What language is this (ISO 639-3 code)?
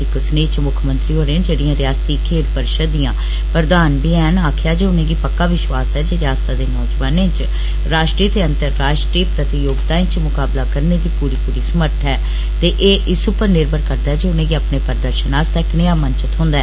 doi